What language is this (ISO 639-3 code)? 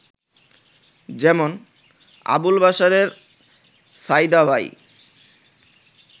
ben